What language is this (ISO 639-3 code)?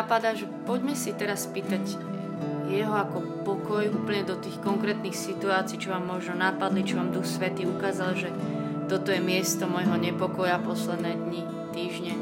slk